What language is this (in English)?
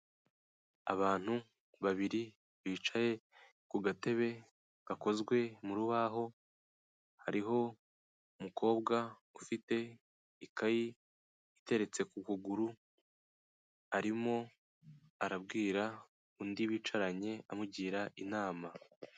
Kinyarwanda